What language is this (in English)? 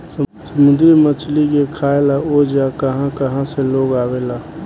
Bhojpuri